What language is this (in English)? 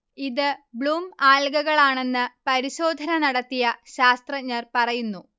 Malayalam